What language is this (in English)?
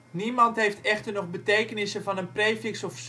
Dutch